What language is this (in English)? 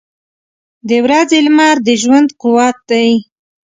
Pashto